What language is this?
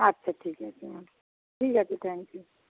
Bangla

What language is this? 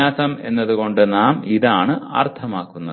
Malayalam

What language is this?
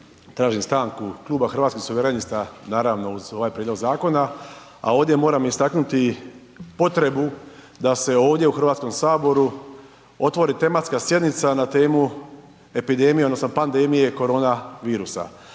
Croatian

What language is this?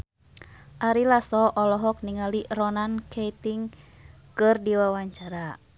Sundanese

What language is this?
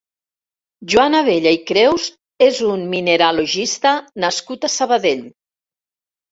Catalan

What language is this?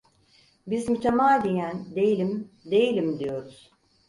Turkish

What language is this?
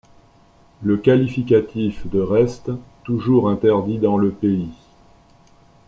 French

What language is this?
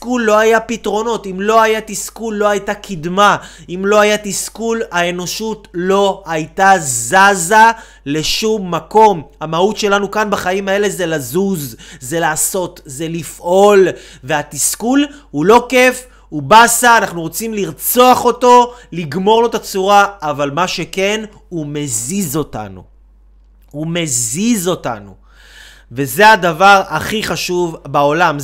Hebrew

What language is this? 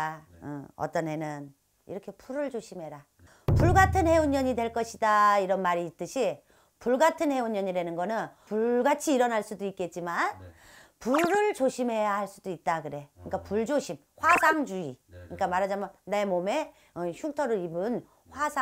Korean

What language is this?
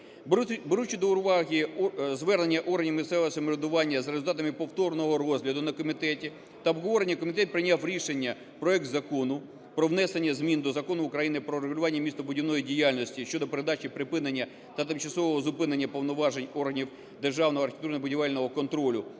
Ukrainian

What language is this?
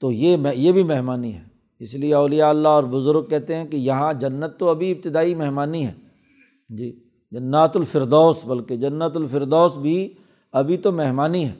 Urdu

